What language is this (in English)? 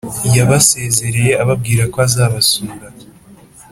Kinyarwanda